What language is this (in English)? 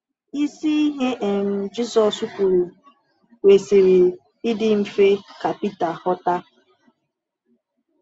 Igbo